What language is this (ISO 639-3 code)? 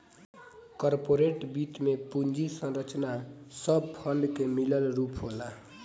bho